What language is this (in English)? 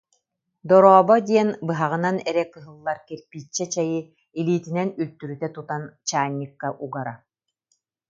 Yakut